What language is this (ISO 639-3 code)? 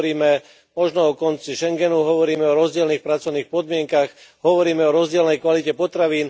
slk